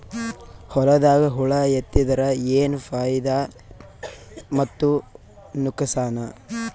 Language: Kannada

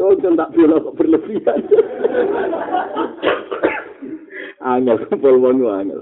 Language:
Malay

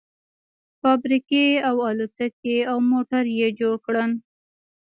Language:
Pashto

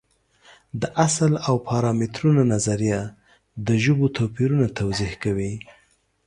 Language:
Pashto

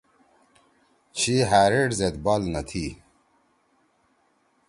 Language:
Torwali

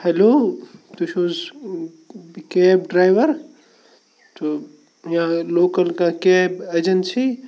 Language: Kashmiri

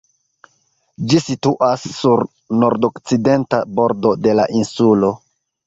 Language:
Esperanto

